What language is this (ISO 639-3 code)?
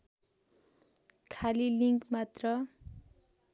nep